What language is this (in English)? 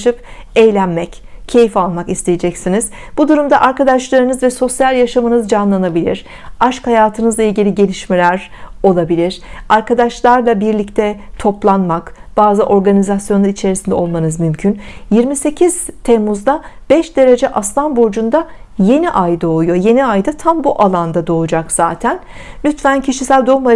Turkish